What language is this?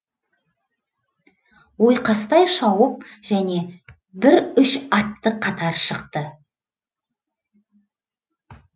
Kazakh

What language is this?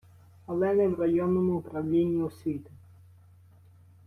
Ukrainian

